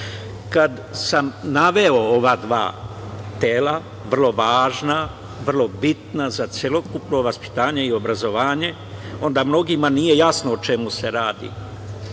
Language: Serbian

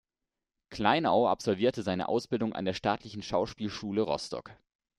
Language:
German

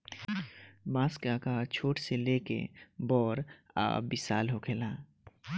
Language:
Bhojpuri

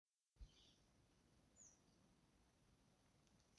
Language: Somali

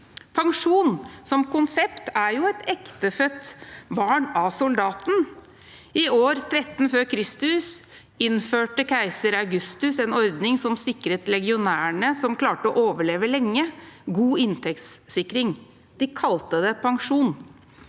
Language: Norwegian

